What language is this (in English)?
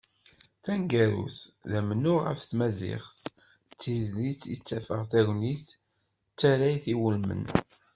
Kabyle